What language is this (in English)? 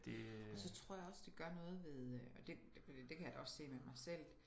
Danish